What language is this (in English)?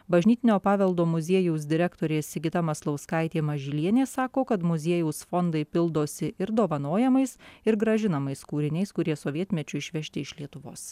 Lithuanian